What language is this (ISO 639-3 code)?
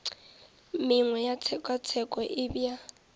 nso